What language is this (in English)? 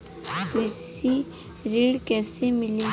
Bhojpuri